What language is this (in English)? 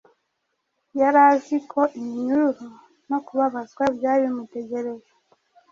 Kinyarwanda